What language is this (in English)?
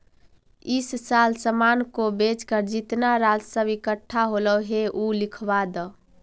Magahi